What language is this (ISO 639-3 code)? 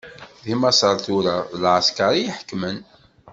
kab